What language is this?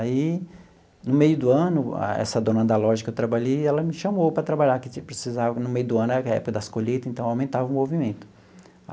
Portuguese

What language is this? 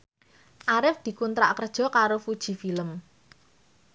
Javanese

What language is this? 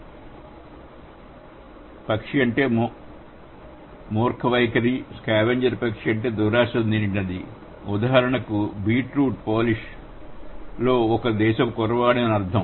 Telugu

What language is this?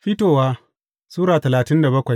Hausa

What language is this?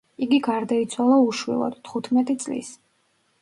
Georgian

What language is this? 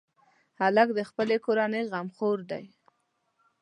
Pashto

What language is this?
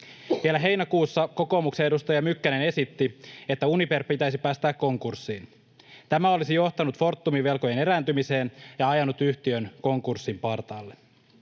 Finnish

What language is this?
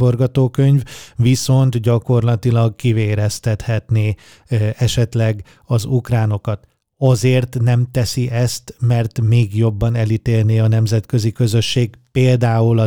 Hungarian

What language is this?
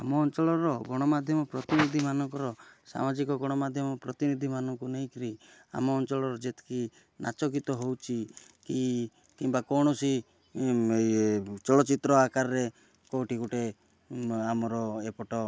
Odia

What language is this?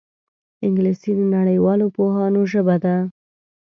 Pashto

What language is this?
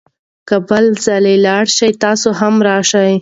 Pashto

